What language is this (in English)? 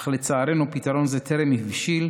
Hebrew